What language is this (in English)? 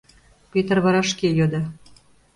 Mari